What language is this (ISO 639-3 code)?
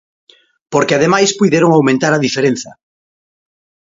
glg